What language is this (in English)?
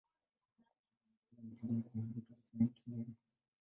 Swahili